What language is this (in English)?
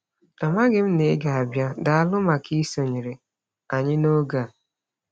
Igbo